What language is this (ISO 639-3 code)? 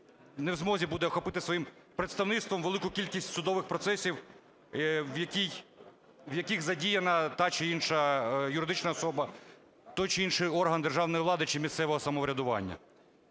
ukr